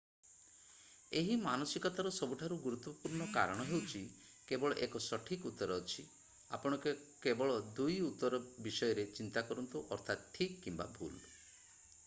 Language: Odia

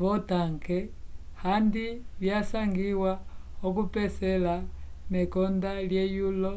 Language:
Umbundu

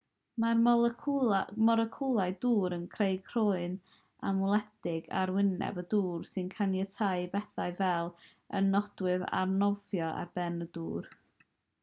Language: Welsh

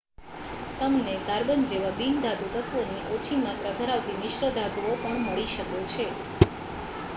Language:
Gujarati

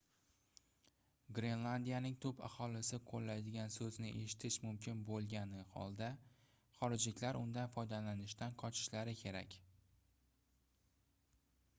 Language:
Uzbek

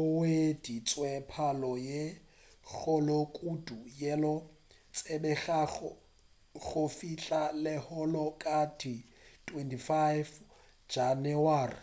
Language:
Northern Sotho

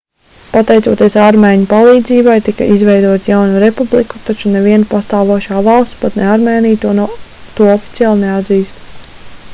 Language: Latvian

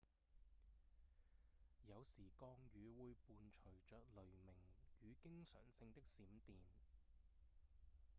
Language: Cantonese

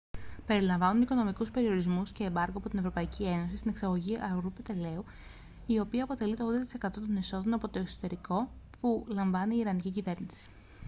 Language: Greek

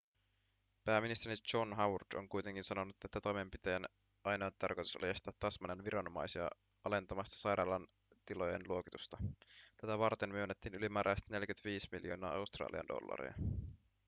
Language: Finnish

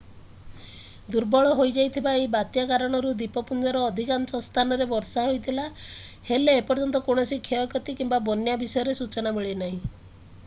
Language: Odia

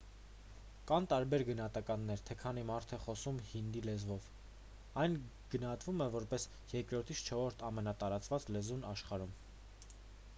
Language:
Armenian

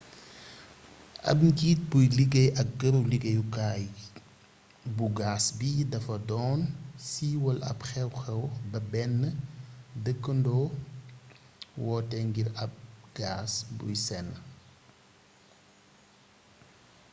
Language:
Wolof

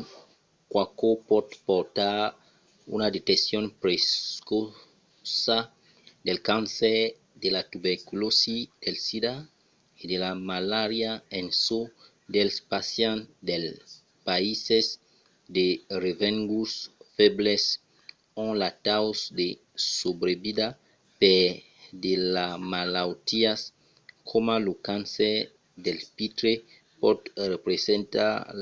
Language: Occitan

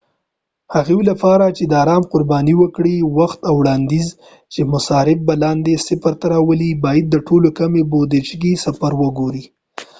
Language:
Pashto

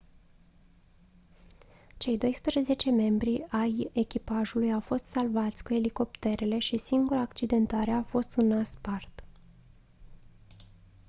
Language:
Romanian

